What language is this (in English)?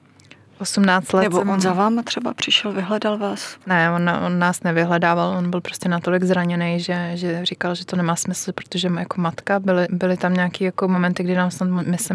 Czech